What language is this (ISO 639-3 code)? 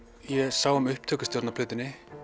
isl